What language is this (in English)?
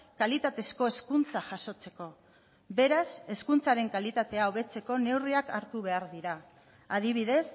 Basque